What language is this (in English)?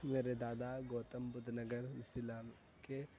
Urdu